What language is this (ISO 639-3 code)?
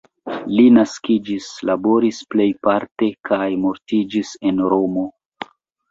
epo